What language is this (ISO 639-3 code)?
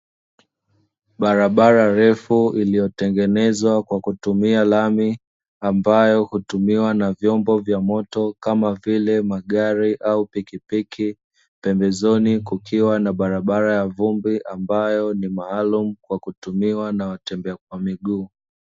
swa